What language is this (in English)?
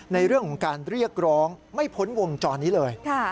Thai